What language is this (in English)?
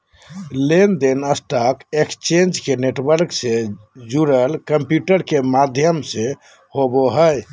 Magahi